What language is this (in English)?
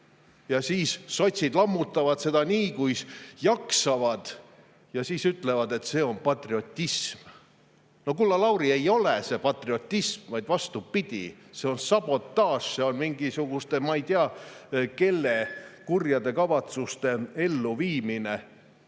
Estonian